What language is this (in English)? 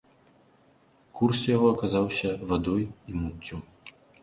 Belarusian